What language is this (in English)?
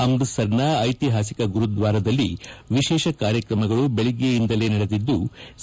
Kannada